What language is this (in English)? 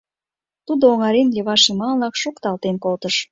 Mari